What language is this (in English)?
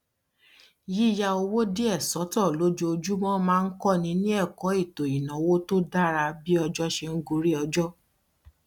Yoruba